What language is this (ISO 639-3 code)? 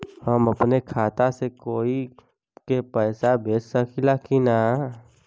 bho